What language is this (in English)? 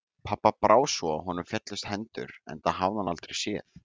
Icelandic